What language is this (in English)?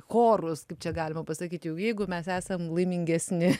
Lithuanian